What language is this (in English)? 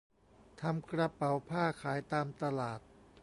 Thai